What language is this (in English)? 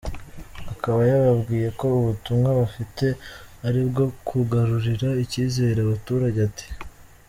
Kinyarwanda